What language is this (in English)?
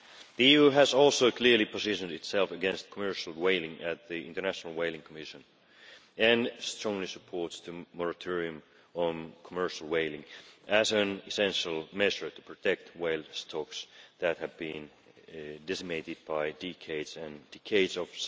English